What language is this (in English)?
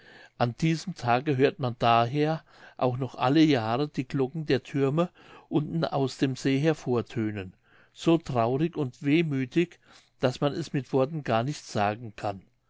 German